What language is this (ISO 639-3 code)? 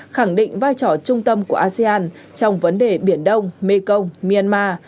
vie